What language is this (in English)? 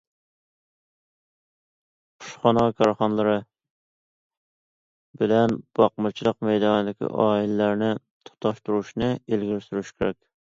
Uyghur